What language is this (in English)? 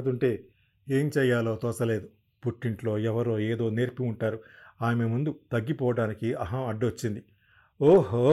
Telugu